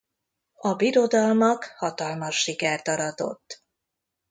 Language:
Hungarian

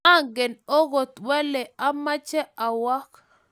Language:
Kalenjin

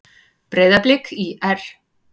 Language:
Icelandic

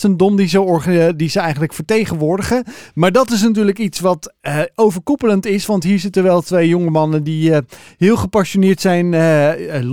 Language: Dutch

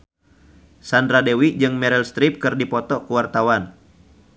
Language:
Sundanese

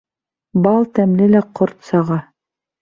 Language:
Bashkir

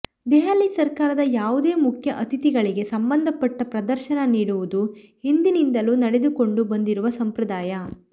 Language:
Kannada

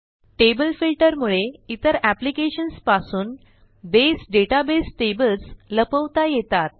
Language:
Marathi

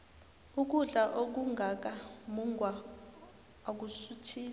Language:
South Ndebele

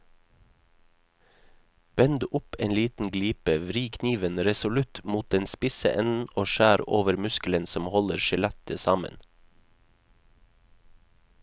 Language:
Norwegian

